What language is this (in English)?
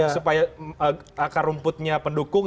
Indonesian